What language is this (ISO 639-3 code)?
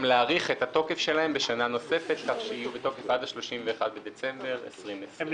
heb